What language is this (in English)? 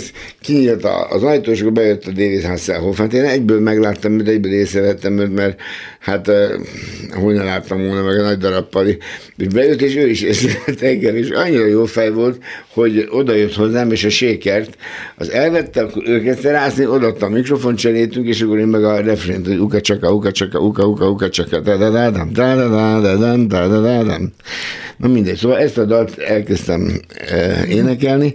Hungarian